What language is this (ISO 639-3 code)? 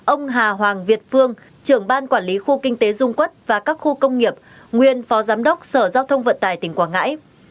vie